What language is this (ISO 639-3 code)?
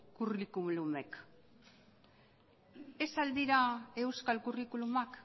eus